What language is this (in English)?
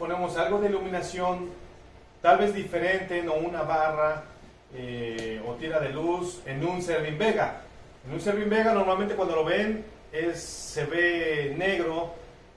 Spanish